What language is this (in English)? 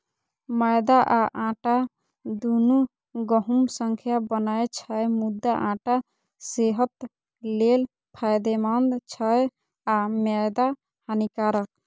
Maithili